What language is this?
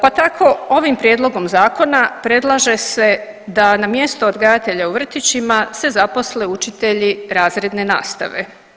Croatian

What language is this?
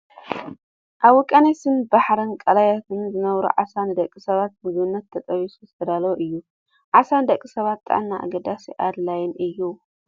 Tigrinya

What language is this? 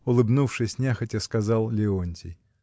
Russian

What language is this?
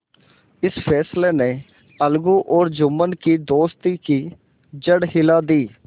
Hindi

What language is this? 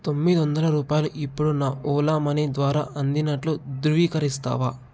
Telugu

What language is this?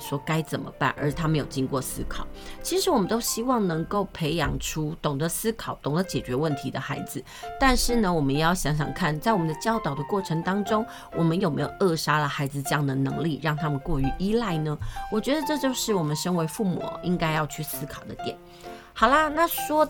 Chinese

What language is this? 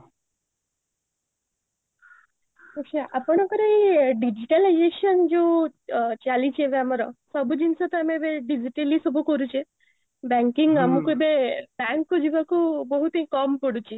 Odia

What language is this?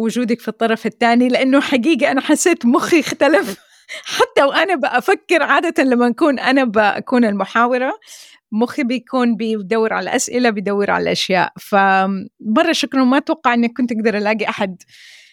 Arabic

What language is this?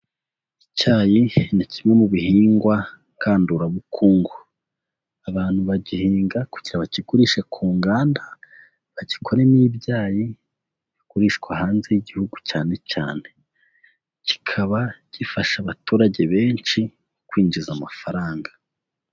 Kinyarwanda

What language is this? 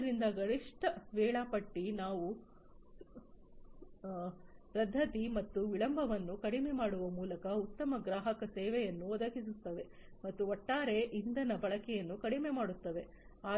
Kannada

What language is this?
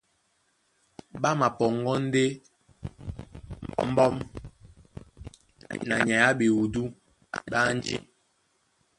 Duala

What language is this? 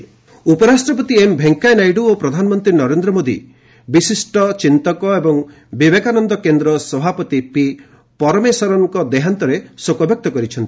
Odia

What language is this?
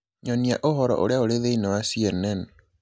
Kikuyu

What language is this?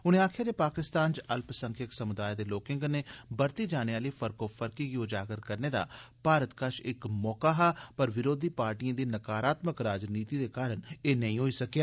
Dogri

